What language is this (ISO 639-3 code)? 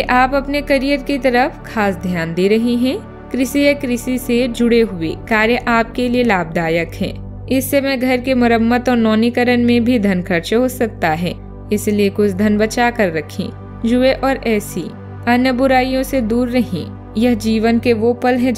hin